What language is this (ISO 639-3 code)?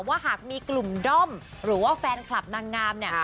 tha